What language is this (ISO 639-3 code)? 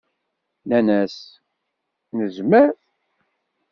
kab